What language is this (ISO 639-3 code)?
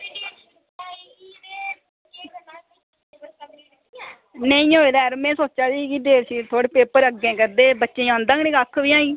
doi